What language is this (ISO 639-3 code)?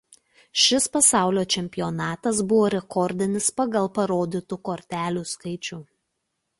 lit